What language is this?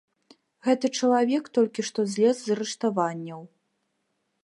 Belarusian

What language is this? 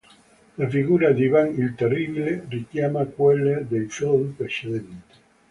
Italian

